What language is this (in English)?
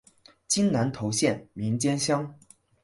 Chinese